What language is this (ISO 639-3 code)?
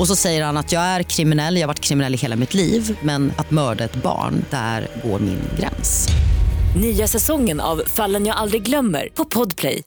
swe